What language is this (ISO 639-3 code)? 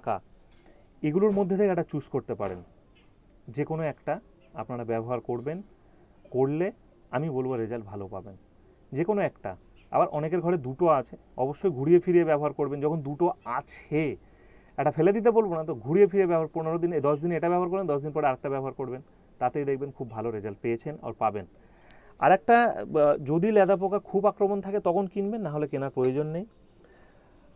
hin